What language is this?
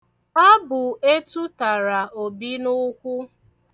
Igbo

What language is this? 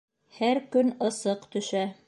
Bashkir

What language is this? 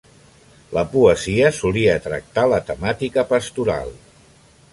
Catalan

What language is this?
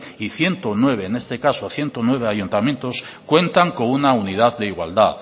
Spanish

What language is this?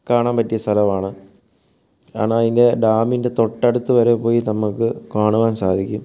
Malayalam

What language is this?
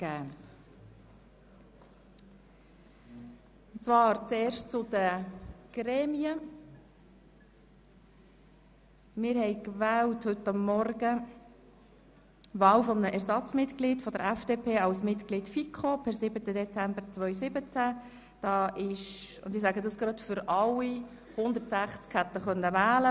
Swiss German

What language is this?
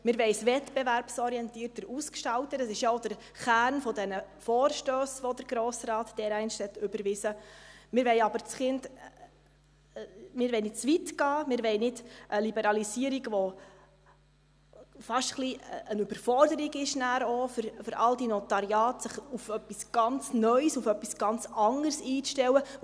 Swiss German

